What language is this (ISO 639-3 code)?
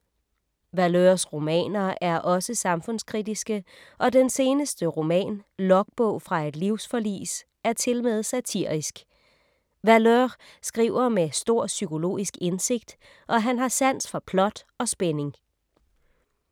dan